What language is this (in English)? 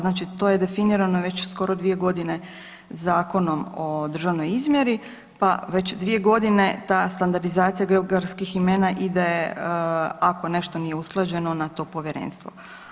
Croatian